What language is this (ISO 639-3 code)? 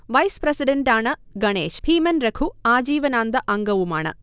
mal